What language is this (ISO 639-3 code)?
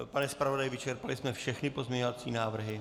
ces